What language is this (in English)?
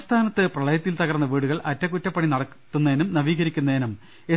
Malayalam